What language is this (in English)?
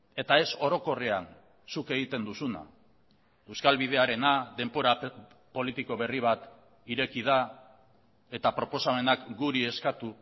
Basque